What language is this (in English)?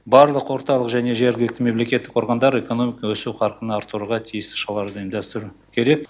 Kazakh